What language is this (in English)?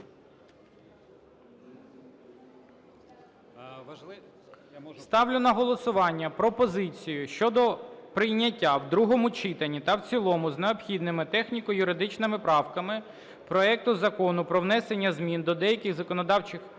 Ukrainian